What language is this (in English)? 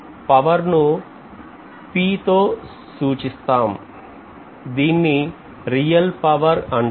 Telugu